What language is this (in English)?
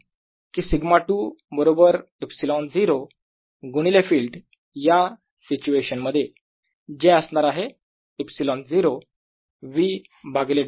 Marathi